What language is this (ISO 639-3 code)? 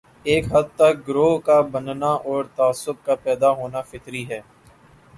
urd